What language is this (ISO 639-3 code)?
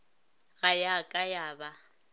nso